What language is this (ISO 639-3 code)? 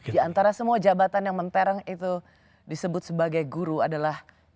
ind